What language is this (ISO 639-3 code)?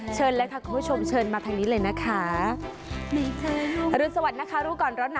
tha